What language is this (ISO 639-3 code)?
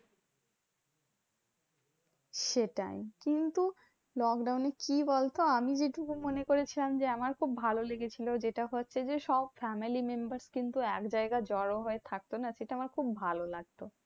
ben